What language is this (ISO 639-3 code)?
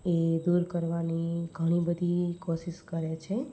guj